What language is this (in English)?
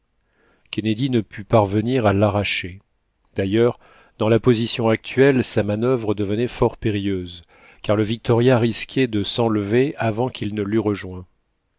French